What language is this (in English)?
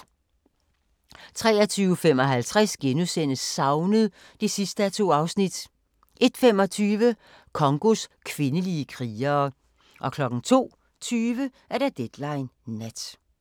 Danish